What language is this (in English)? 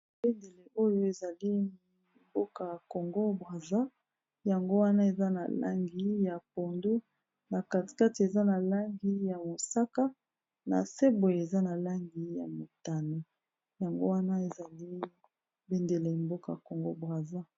Lingala